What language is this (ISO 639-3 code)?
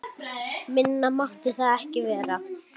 isl